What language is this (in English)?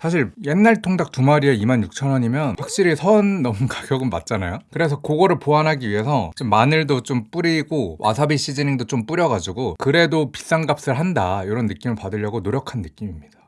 Korean